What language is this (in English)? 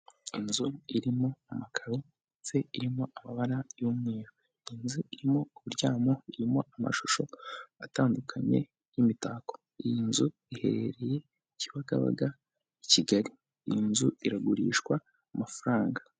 Kinyarwanda